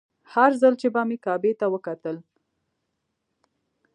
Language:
Pashto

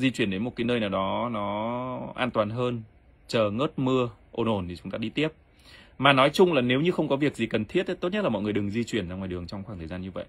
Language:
Vietnamese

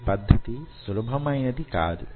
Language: Telugu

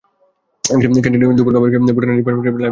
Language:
Bangla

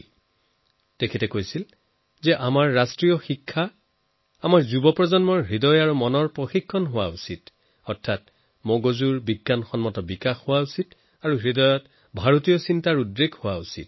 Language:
Assamese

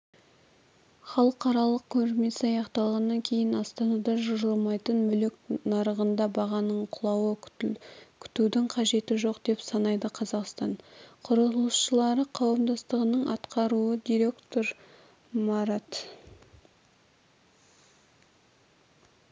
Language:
Kazakh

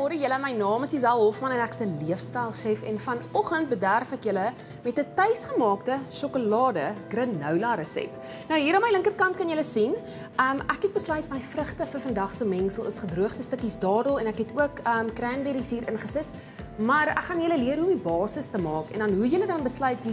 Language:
Dutch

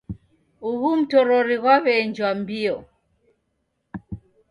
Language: Taita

